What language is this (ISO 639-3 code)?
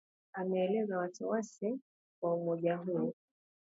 swa